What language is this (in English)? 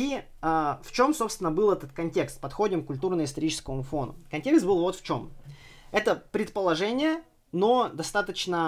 Russian